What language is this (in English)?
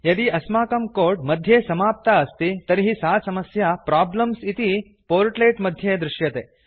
Sanskrit